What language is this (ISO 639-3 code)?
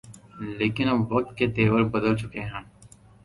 urd